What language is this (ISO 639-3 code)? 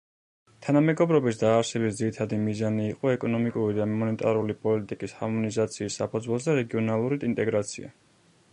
kat